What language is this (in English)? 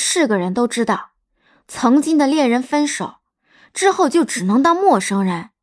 Chinese